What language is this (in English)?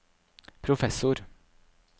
Norwegian